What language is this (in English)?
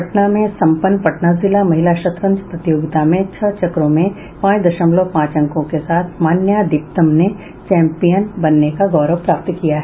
Hindi